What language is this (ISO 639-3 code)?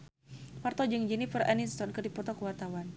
sun